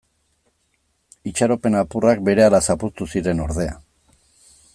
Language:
Basque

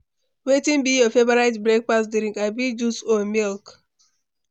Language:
Nigerian Pidgin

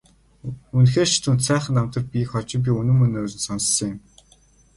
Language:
Mongolian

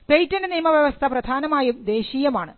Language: Malayalam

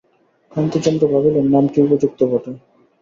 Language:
Bangla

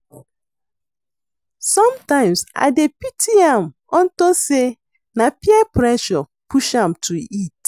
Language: Nigerian Pidgin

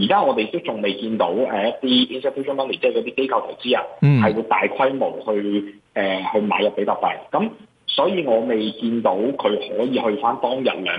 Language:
Chinese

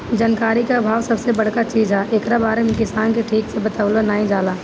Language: Bhojpuri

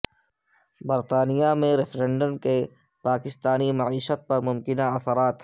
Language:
Urdu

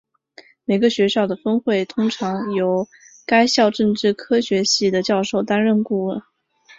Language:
Chinese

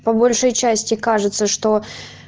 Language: Russian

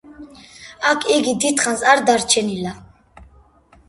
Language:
Georgian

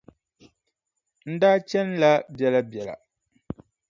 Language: Dagbani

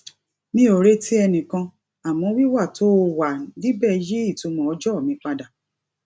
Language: Yoruba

